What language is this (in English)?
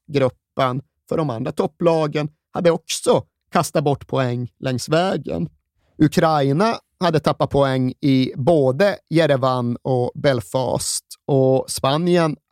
Swedish